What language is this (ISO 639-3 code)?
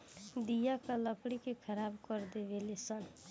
bho